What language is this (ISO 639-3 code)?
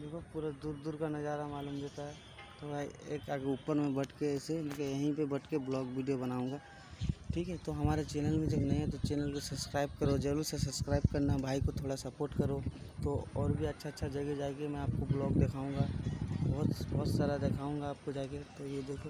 hin